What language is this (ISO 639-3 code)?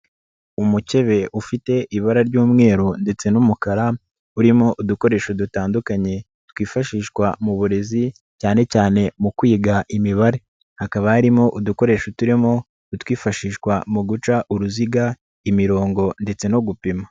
kin